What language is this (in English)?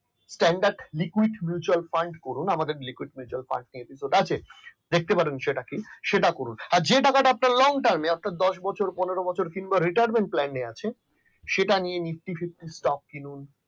Bangla